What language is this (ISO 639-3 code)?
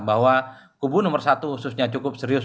ind